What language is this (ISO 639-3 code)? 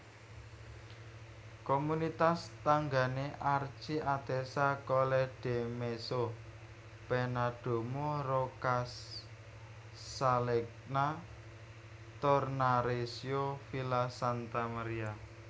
jav